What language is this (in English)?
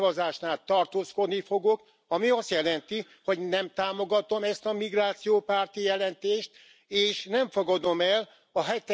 Hungarian